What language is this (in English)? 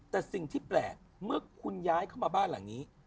Thai